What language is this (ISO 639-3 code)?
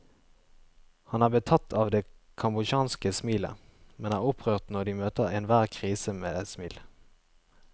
nor